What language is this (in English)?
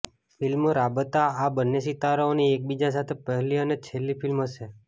Gujarati